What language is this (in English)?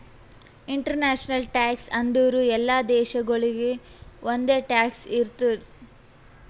Kannada